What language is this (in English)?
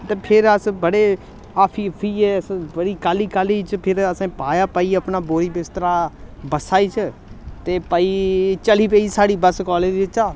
Dogri